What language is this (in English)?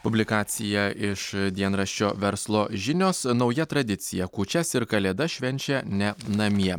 Lithuanian